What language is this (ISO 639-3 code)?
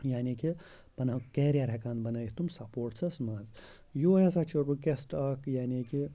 kas